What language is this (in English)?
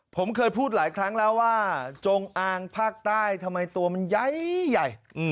Thai